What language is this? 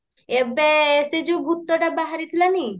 Odia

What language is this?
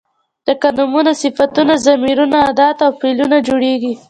Pashto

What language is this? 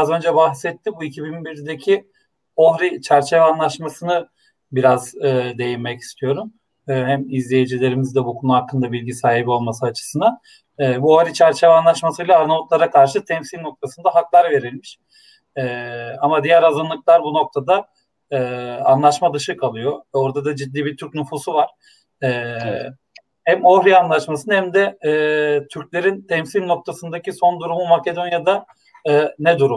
Turkish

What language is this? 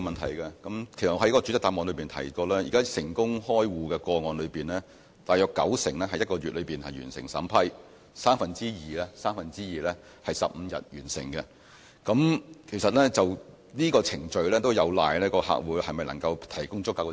Cantonese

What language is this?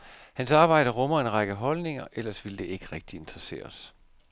Danish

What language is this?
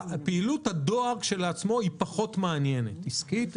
Hebrew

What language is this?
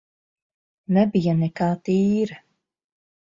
Latvian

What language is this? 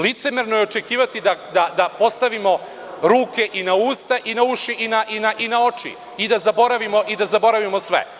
Serbian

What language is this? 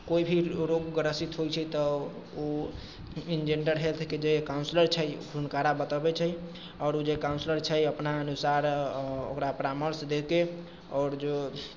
Maithili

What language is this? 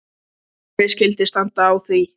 Icelandic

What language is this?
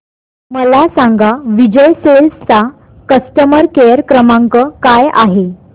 Marathi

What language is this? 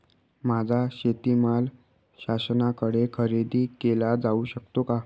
Marathi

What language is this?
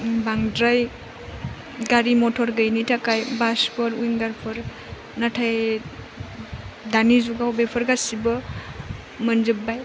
Bodo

